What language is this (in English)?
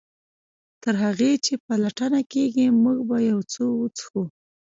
Pashto